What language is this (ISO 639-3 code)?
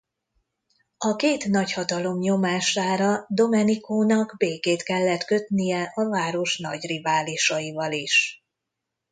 hun